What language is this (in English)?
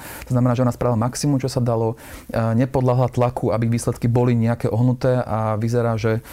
Slovak